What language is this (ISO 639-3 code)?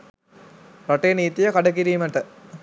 sin